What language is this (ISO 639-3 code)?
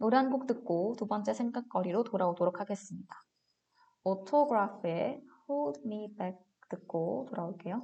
kor